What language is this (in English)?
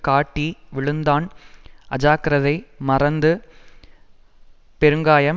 Tamil